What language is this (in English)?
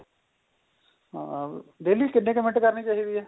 Punjabi